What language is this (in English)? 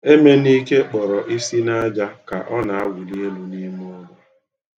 Igbo